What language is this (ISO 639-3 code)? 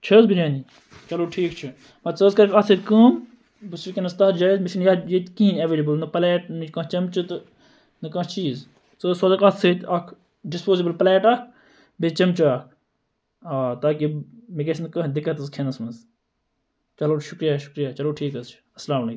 kas